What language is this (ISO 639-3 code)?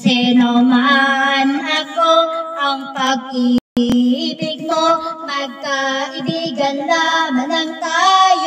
tha